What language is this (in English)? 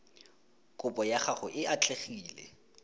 Tswana